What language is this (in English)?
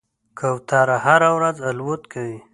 Pashto